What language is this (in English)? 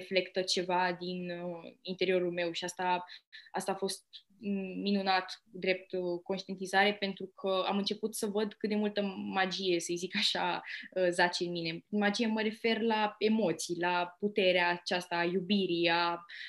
Romanian